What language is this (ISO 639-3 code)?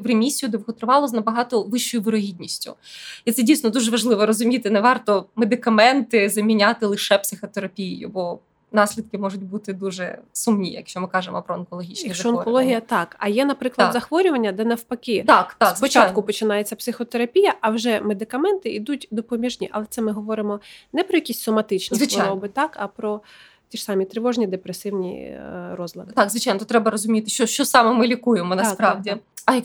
ukr